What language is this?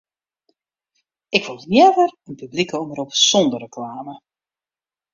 Western Frisian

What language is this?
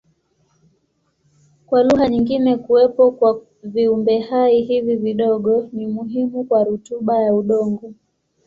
Swahili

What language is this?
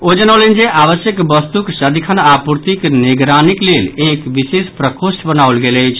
Maithili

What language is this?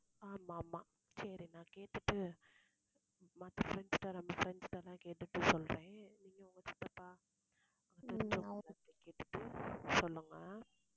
Tamil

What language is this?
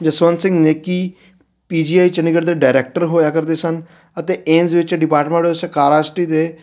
Punjabi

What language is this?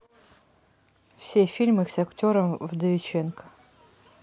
Russian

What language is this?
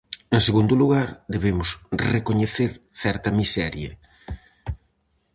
Galician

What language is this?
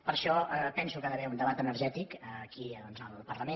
Catalan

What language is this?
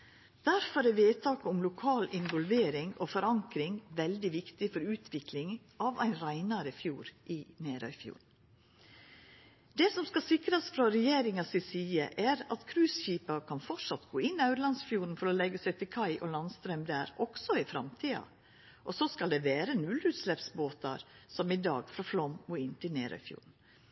Norwegian Nynorsk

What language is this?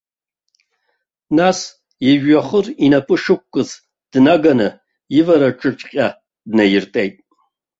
Abkhazian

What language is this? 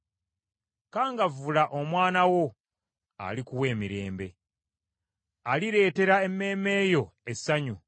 Ganda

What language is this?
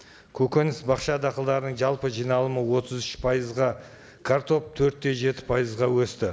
Kazakh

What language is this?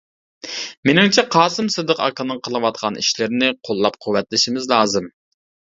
Uyghur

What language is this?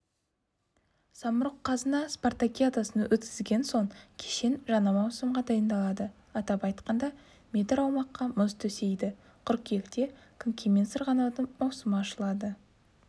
Kazakh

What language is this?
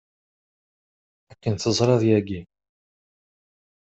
Kabyle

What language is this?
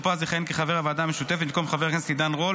Hebrew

